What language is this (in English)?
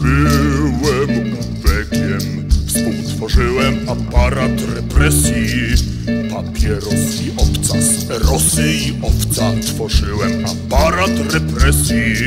Dutch